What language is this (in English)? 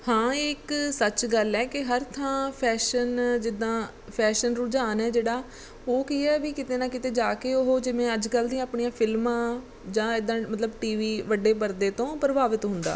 Punjabi